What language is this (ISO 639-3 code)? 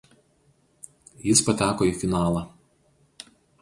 lit